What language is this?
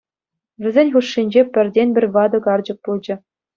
Chuvash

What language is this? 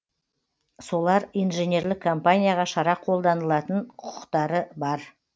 Kazakh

